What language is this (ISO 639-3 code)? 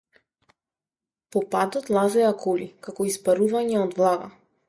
mkd